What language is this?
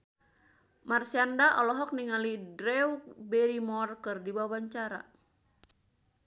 Sundanese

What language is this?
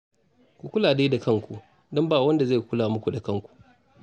Hausa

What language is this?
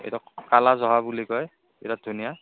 Assamese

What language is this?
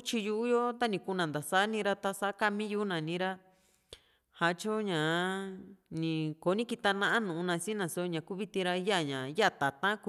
Juxtlahuaca Mixtec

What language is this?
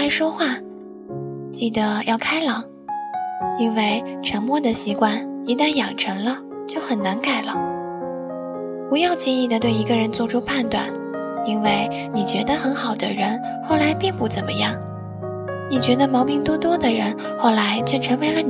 Chinese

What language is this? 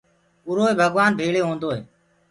Gurgula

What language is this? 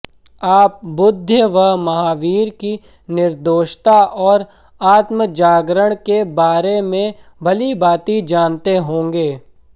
Hindi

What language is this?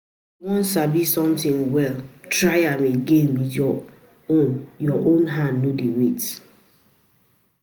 Nigerian Pidgin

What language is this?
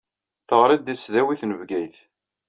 Kabyle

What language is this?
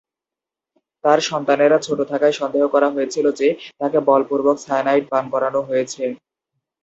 Bangla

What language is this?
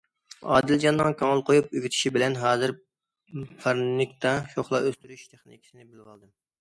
Uyghur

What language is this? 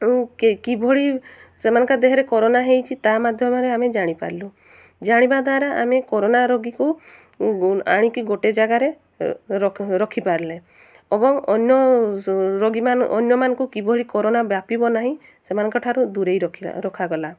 Odia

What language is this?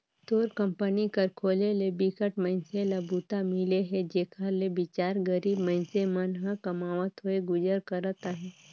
Chhattisgarhi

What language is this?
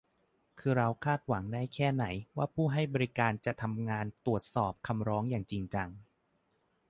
Thai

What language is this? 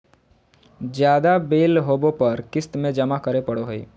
Magahi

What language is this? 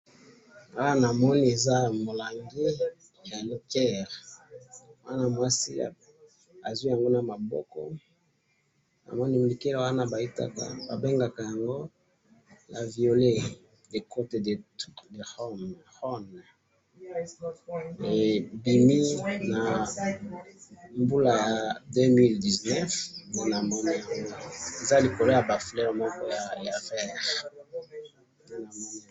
Lingala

